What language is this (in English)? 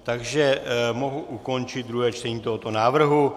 Czech